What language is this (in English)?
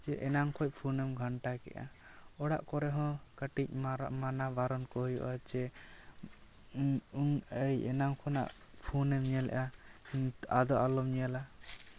Santali